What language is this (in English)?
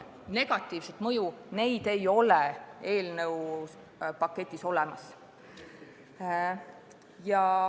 Estonian